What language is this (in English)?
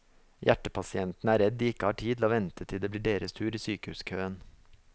Norwegian